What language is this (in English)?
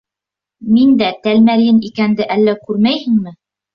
Bashkir